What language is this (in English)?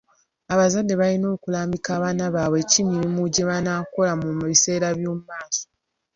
Ganda